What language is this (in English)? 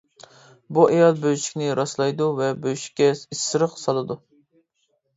Uyghur